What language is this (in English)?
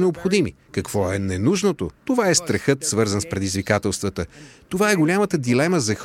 Bulgarian